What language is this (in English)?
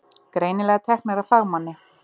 Icelandic